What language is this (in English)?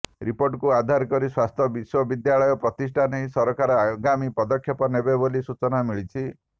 Odia